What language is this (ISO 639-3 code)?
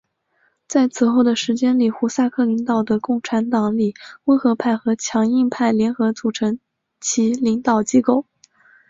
zho